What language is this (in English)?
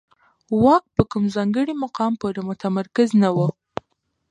Pashto